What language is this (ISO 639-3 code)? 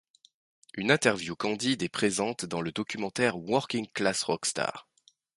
fra